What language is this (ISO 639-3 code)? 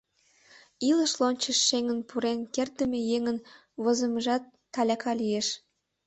chm